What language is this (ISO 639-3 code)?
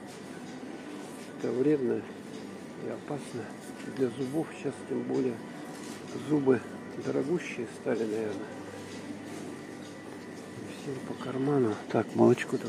rus